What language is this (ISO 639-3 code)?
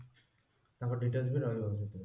ori